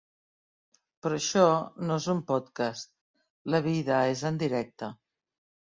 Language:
Catalan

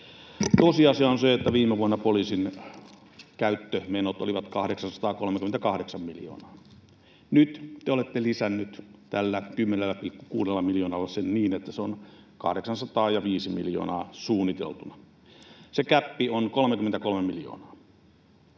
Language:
Finnish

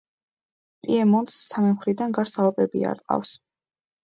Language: Georgian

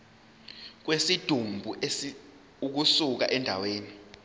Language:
Zulu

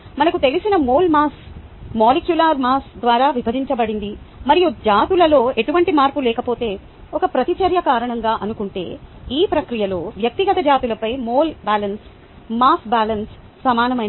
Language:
Telugu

